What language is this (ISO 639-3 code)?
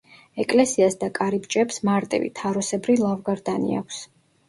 kat